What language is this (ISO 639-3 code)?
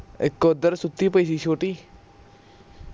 pan